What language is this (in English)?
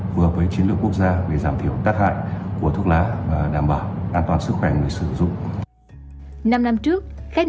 Vietnamese